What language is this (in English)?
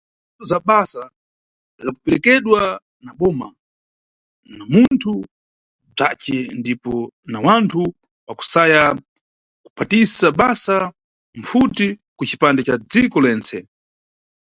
Nyungwe